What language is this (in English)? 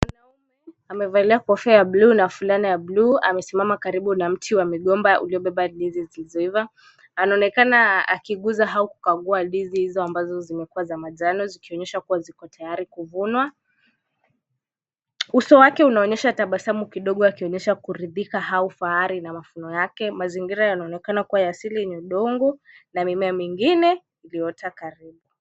Swahili